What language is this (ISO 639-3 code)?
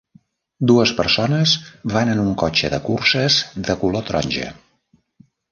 cat